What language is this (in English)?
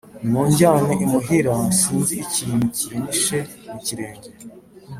Kinyarwanda